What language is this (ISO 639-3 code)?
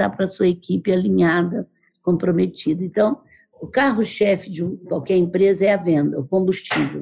por